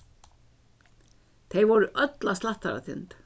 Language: Faroese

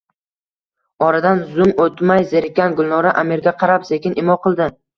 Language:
Uzbek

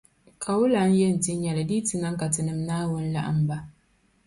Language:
Dagbani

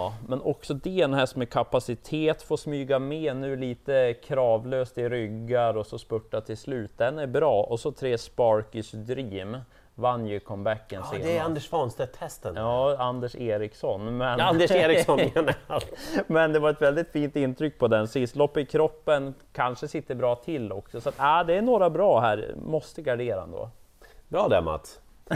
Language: Swedish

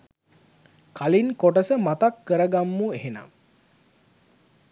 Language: Sinhala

